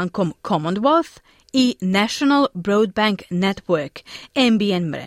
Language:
Croatian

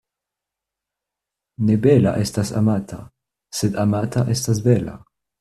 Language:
Esperanto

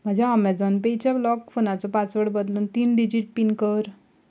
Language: Konkani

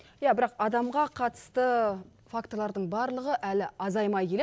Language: Kazakh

